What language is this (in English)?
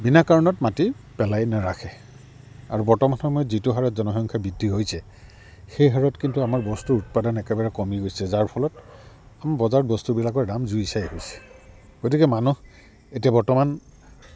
Assamese